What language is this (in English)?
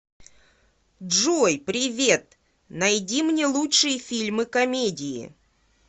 Russian